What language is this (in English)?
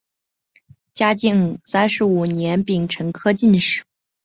Chinese